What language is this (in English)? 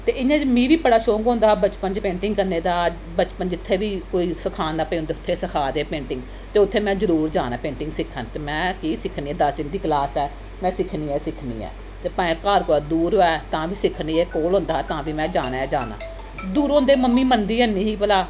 Dogri